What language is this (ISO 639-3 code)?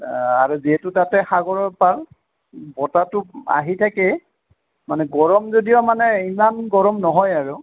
asm